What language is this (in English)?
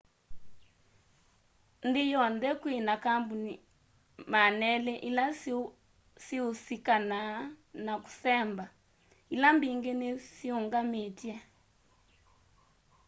Kamba